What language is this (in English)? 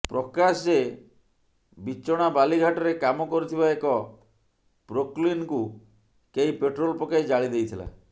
Odia